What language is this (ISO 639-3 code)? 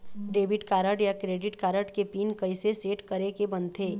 hne